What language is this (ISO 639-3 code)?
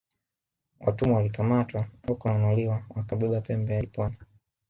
swa